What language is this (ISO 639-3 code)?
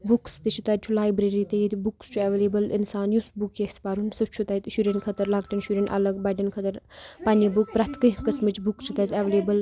kas